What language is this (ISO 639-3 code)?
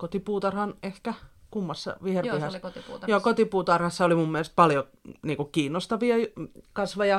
fin